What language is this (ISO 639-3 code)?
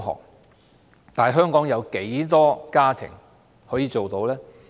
yue